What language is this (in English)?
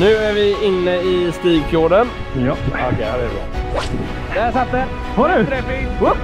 Swedish